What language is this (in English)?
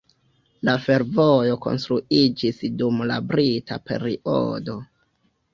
Esperanto